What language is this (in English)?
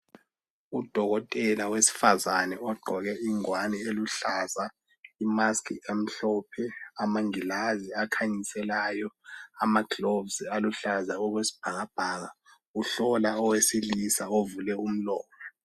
North Ndebele